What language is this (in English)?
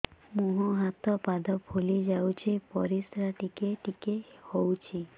Odia